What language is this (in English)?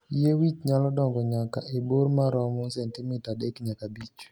Luo (Kenya and Tanzania)